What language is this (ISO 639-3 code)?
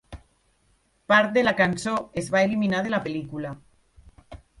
cat